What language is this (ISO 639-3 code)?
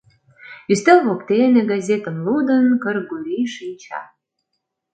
chm